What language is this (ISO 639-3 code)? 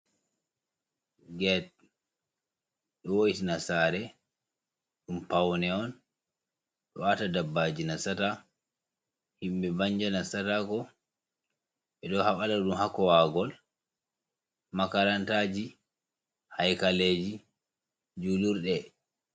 ful